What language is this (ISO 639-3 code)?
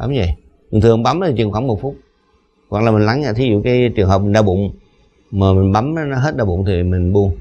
vie